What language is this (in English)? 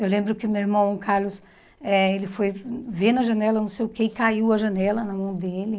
Portuguese